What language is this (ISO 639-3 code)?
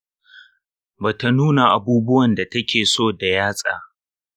hau